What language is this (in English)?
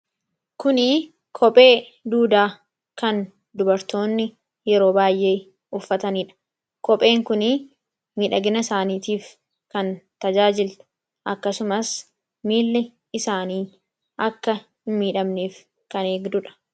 Oromo